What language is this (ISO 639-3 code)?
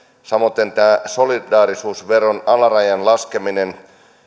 fin